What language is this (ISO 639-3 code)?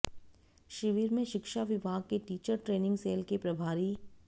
hin